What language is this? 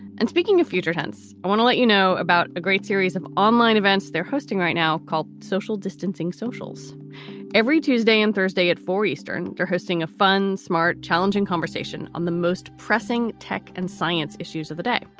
English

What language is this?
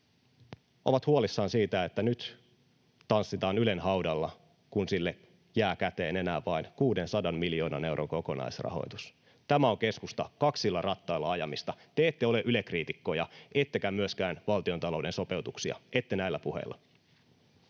Finnish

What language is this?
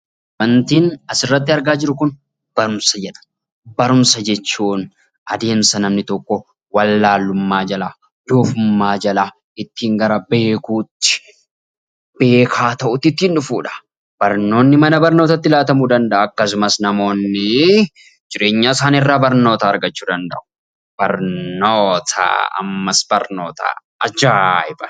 Oromo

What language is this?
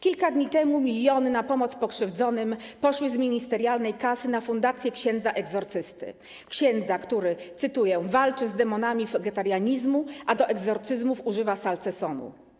Polish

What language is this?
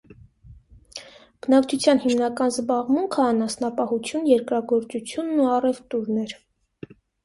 Armenian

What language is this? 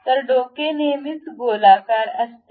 Marathi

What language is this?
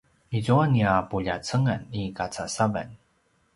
Paiwan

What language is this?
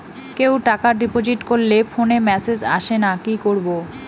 Bangla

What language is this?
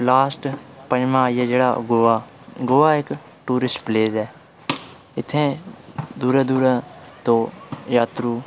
Dogri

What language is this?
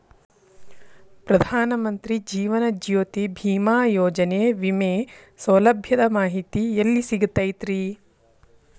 Kannada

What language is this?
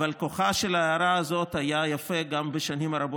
Hebrew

